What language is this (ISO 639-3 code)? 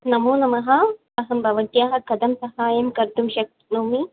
san